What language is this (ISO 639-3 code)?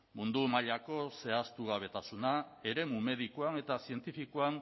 eus